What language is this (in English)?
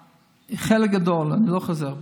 Hebrew